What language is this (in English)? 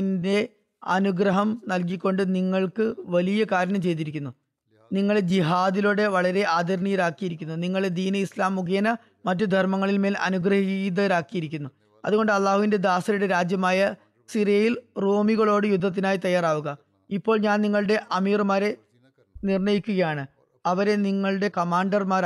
Malayalam